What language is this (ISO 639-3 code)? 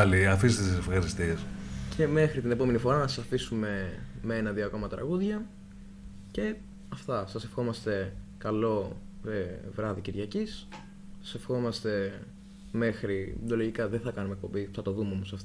ell